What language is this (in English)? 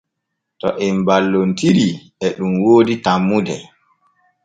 Borgu Fulfulde